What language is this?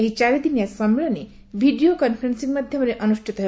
Odia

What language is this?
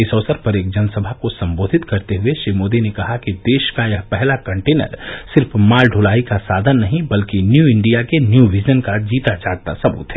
Hindi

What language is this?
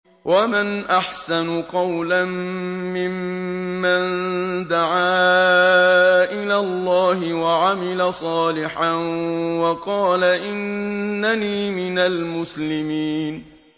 Arabic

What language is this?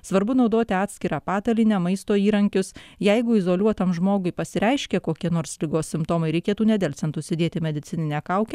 Lithuanian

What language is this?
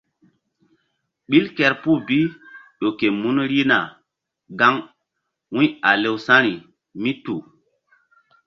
Mbum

